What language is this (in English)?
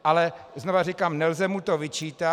Czech